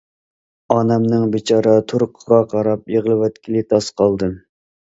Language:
Uyghur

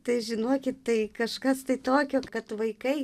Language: Lithuanian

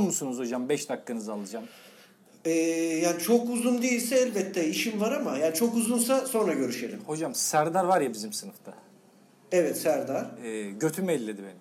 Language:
Turkish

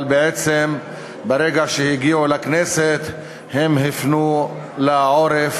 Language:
Hebrew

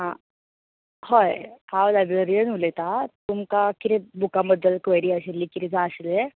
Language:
Konkani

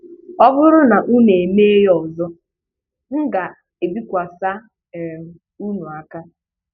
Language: Igbo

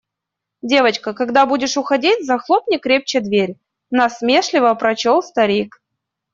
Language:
Russian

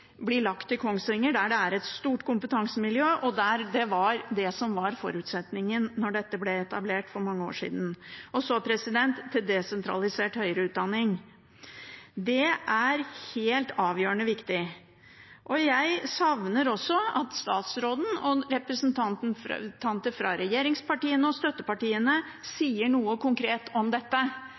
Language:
Norwegian Bokmål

